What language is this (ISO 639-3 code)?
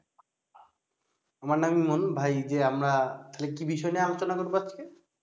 ben